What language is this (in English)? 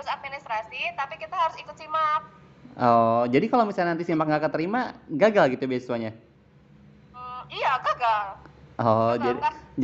Indonesian